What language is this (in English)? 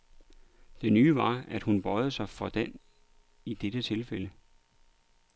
Danish